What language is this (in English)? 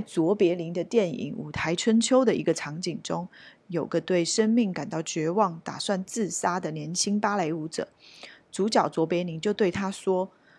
Chinese